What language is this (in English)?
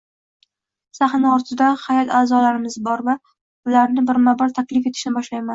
Uzbek